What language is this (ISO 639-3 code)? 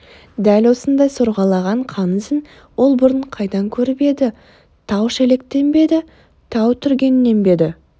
kaz